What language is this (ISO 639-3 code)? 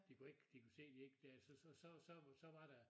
dan